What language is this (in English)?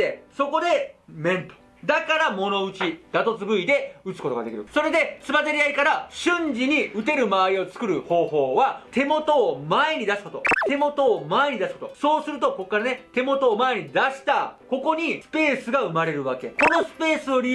Japanese